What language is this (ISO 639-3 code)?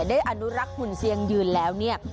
tha